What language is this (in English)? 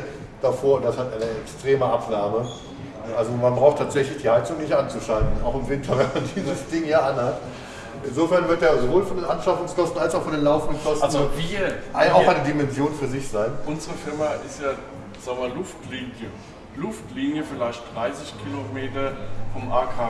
German